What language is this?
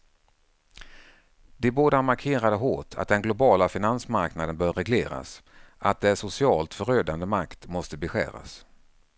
Swedish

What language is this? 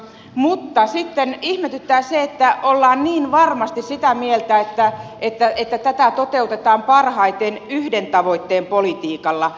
Finnish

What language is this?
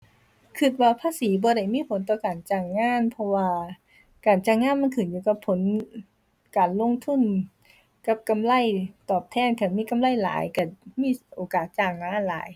Thai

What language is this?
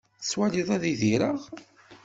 Kabyle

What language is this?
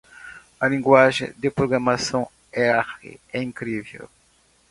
Portuguese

